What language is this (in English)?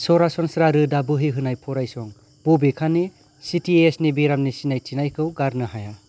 Bodo